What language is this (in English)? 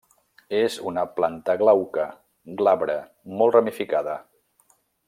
Catalan